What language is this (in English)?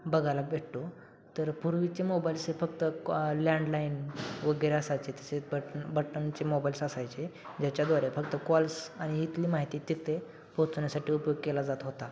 Marathi